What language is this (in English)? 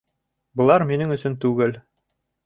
Bashkir